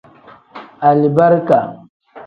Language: Tem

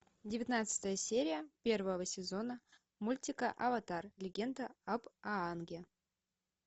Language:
Russian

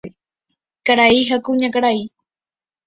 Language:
Guarani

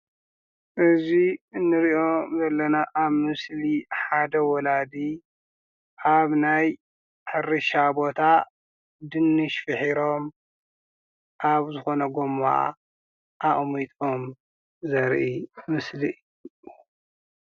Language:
Tigrinya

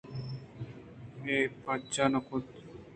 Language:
Eastern Balochi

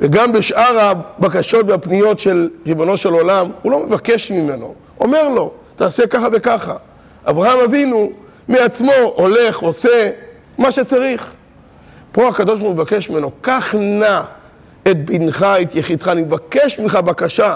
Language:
Hebrew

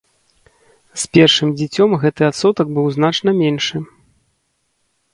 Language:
Belarusian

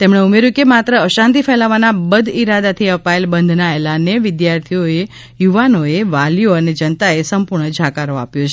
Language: Gujarati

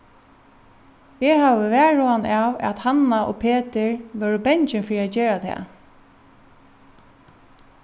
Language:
Faroese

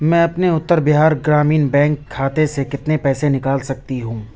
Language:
Urdu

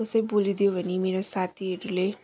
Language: Nepali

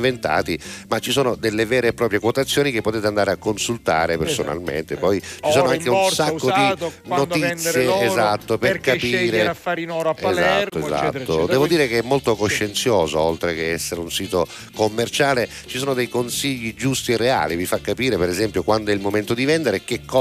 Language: Italian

